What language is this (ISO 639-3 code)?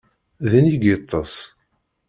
kab